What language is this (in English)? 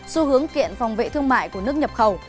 Vietnamese